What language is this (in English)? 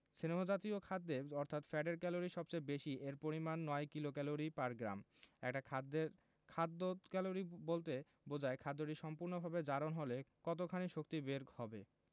Bangla